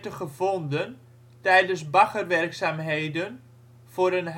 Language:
Dutch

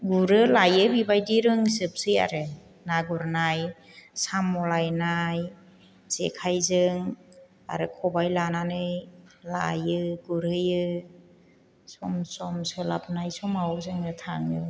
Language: Bodo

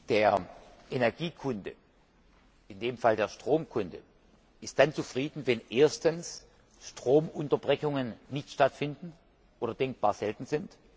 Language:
German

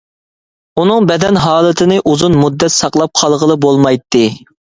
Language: Uyghur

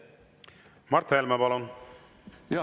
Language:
Estonian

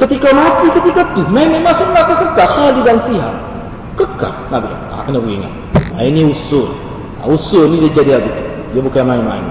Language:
Malay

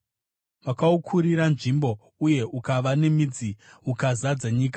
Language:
Shona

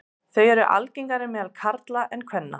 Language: Icelandic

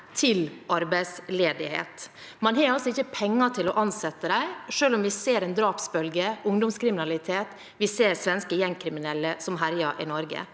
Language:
Norwegian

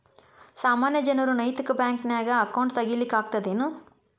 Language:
Kannada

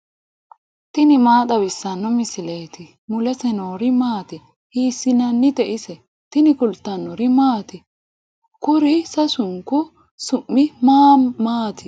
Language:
Sidamo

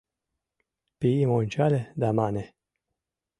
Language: Mari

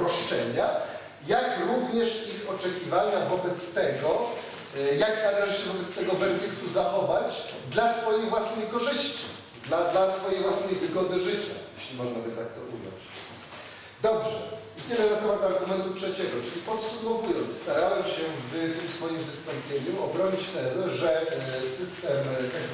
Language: Polish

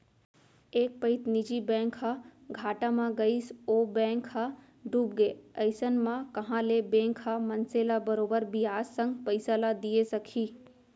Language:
Chhattisgarhi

